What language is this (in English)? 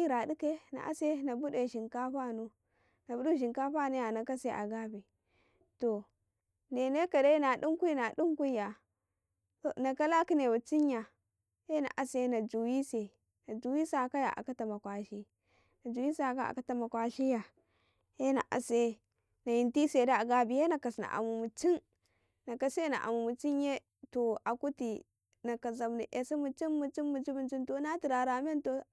Karekare